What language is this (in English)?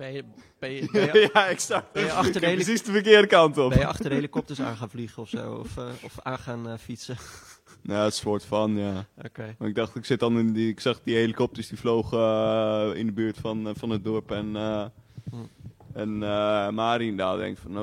Dutch